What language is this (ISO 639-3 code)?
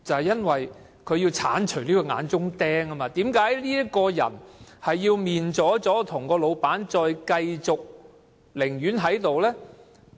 yue